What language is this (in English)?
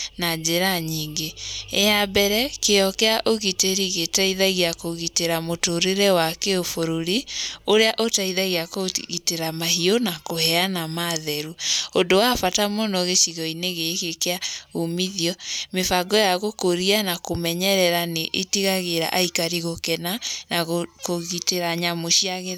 Kikuyu